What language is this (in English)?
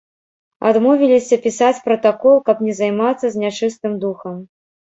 Belarusian